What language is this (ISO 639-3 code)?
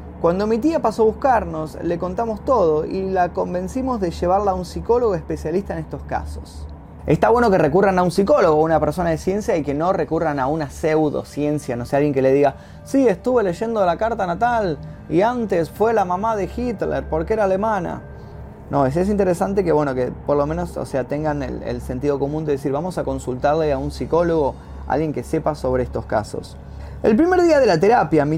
spa